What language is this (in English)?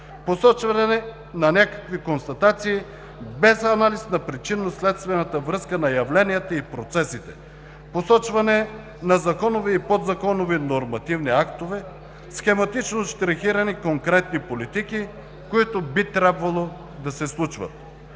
Bulgarian